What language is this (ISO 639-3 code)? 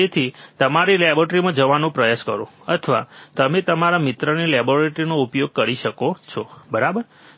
guj